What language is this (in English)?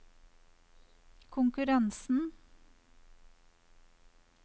Norwegian